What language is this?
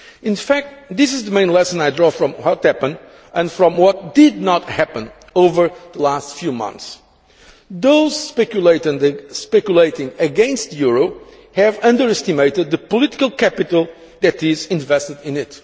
English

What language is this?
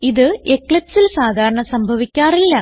Malayalam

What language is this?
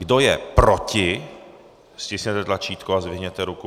Czech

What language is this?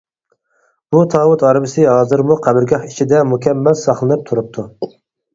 Uyghur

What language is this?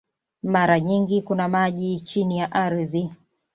Swahili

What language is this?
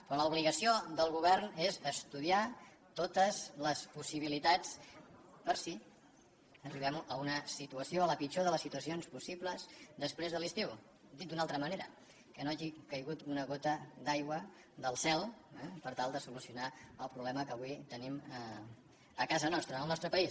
Catalan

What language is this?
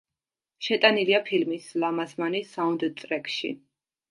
Georgian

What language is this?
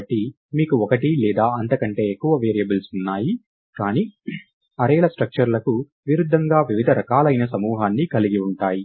Telugu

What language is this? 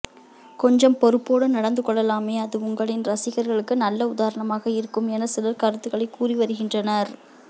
Tamil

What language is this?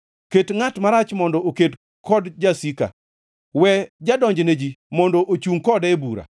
Luo (Kenya and Tanzania)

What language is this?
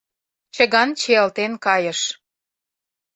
Mari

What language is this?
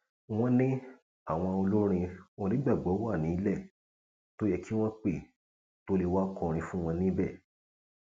Yoruba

